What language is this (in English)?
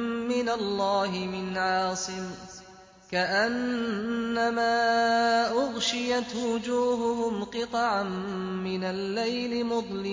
Arabic